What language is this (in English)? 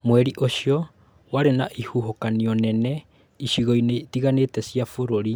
Kikuyu